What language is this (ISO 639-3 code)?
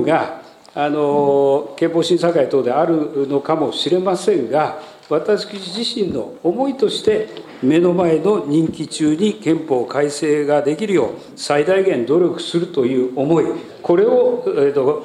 jpn